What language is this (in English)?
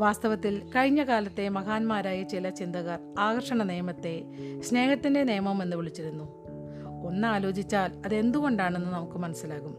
Malayalam